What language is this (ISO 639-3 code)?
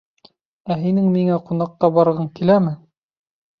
bak